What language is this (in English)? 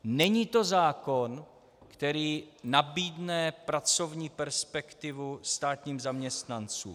Czech